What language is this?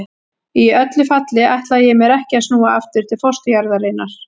Icelandic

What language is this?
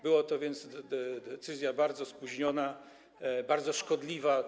Polish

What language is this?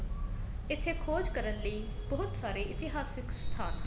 Punjabi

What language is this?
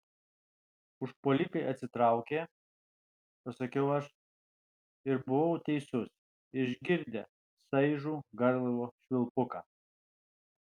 Lithuanian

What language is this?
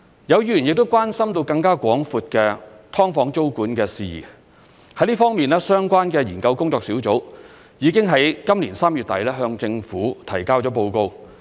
Cantonese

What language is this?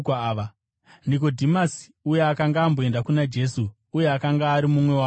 Shona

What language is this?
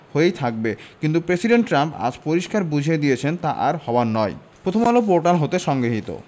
Bangla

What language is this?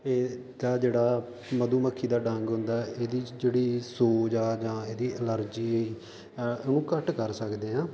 Punjabi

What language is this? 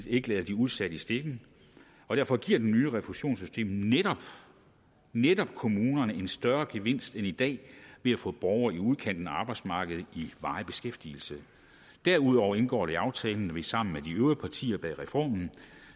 Danish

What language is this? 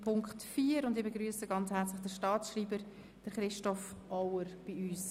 Swiss German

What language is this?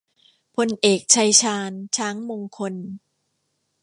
Thai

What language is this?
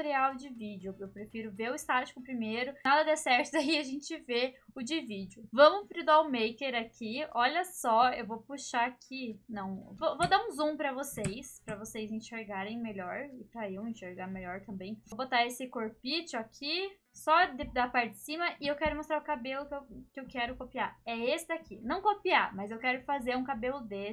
Portuguese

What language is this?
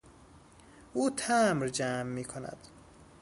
Persian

